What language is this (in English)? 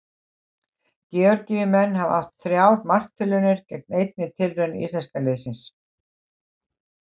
Icelandic